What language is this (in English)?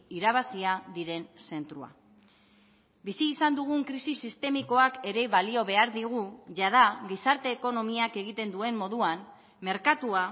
Basque